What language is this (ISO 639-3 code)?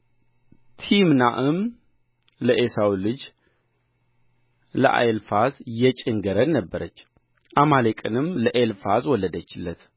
amh